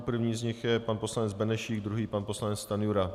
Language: Czech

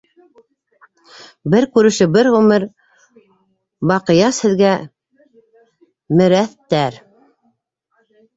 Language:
Bashkir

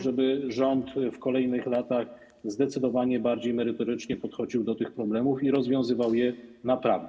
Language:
Polish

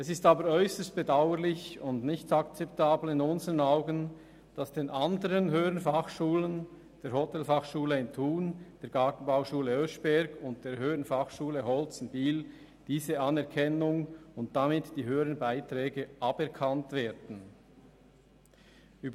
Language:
Swiss German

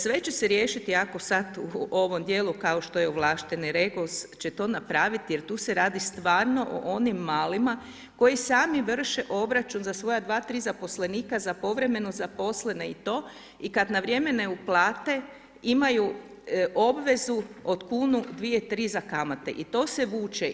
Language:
Croatian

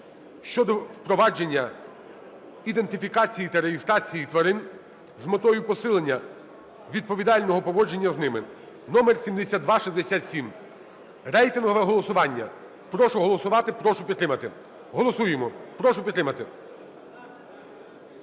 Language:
Ukrainian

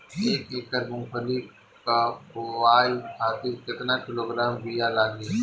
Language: Bhojpuri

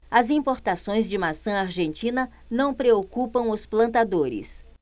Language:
Portuguese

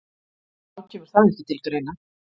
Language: Icelandic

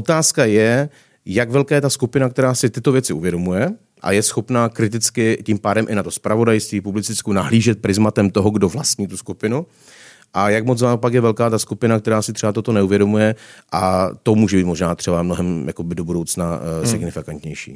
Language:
Czech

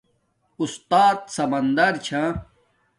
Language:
Domaaki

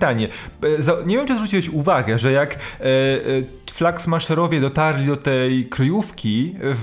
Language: Polish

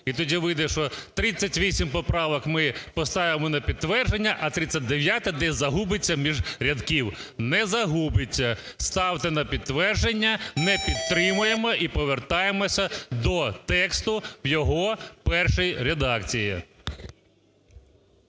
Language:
Ukrainian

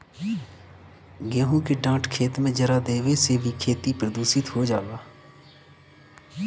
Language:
Bhojpuri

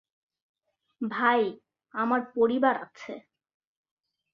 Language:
Bangla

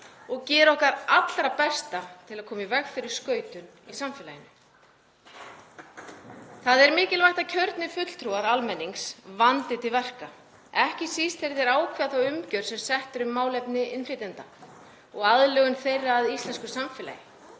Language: Icelandic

